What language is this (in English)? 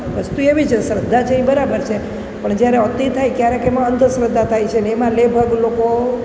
Gujarati